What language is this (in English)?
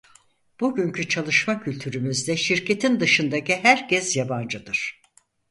Turkish